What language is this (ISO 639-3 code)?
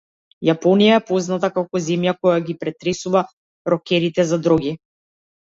mkd